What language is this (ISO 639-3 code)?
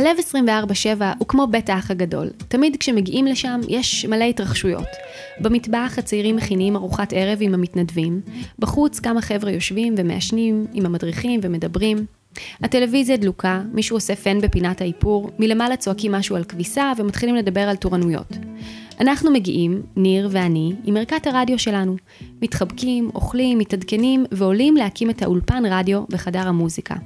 heb